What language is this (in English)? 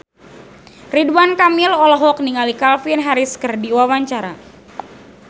Sundanese